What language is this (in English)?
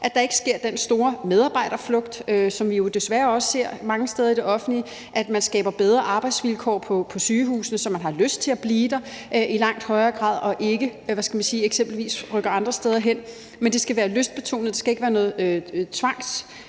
Danish